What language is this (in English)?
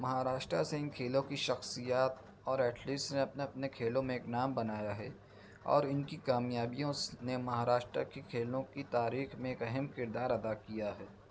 Urdu